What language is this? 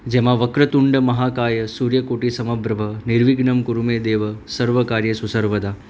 Gujarati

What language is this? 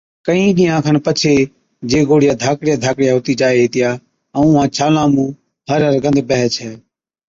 Od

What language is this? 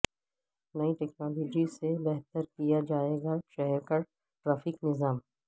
Urdu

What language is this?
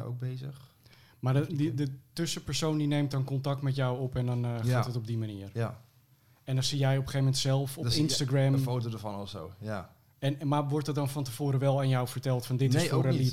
Dutch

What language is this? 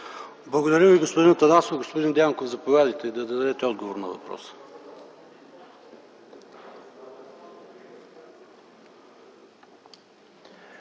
Bulgarian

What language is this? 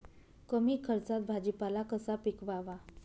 Marathi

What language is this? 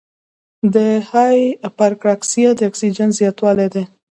Pashto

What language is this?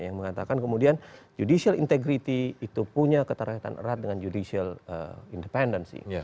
Indonesian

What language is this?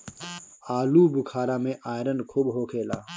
Bhojpuri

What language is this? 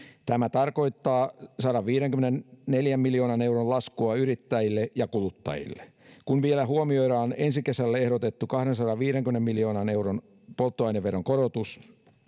Finnish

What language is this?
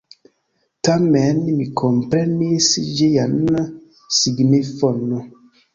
Esperanto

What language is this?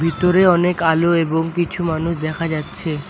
Bangla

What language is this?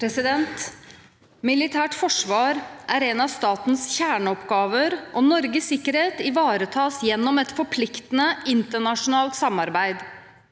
Norwegian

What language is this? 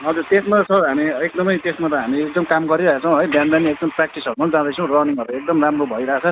Nepali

